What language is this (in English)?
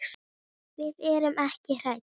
Icelandic